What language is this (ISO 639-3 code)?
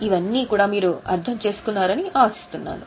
tel